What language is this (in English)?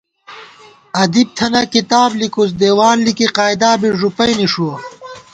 Gawar-Bati